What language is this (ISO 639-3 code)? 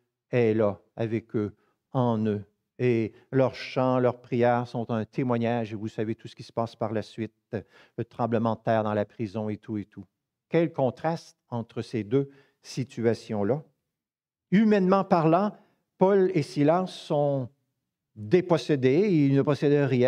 fra